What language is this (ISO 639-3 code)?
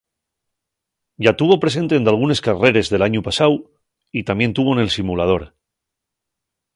ast